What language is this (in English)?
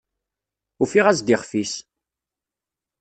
Kabyle